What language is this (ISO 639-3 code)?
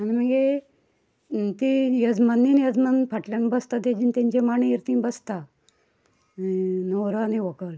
kok